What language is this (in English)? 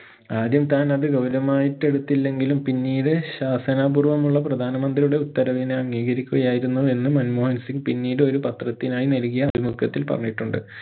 Malayalam